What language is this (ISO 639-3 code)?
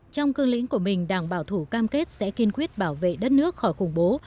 vie